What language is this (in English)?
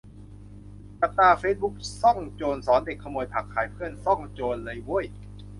Thai